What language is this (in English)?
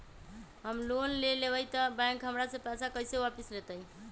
Magahi